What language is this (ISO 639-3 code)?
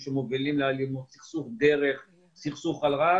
heb